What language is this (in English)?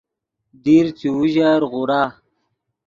Yidgha